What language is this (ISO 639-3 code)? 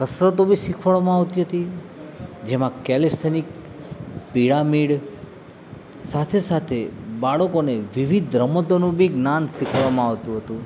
guj